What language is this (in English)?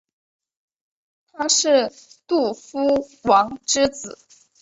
Chinese